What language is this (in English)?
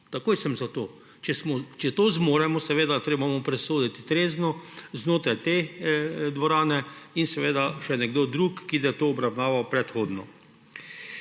Slovenian